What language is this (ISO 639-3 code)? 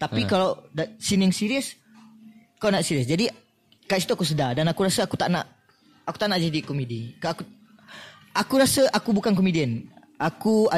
msa